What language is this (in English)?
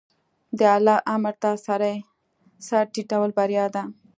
Pashto